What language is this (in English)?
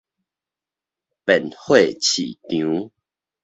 Min Nan Chinese